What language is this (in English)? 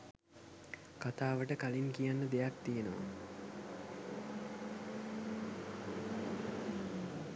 Sinhala